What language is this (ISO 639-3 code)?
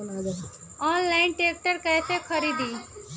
bho